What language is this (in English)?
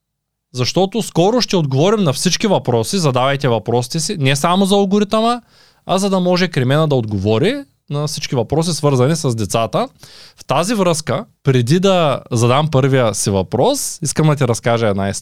Bulgarian